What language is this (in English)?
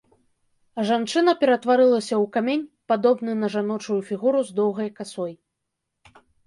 Belarusian